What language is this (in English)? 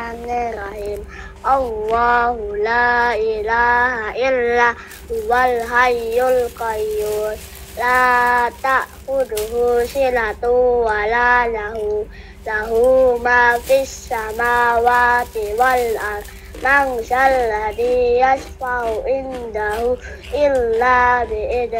Arabic